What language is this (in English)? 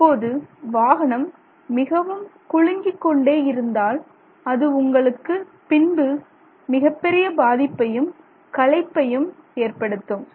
Tamil